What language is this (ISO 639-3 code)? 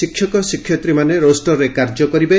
ori